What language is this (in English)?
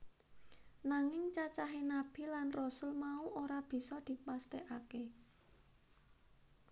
Javanese